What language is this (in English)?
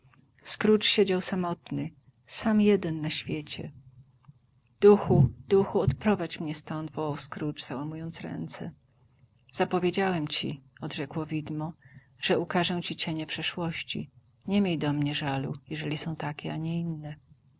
Polish